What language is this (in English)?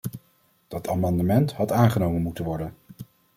Dutch